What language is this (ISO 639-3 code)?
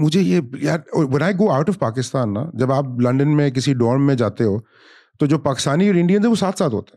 urd